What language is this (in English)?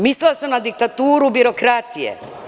Serbian